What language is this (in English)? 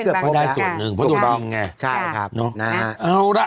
Thai